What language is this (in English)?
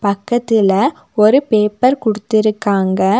Tamil